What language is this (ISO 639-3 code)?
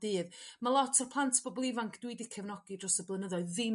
cym